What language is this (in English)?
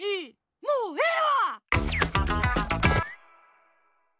Japanese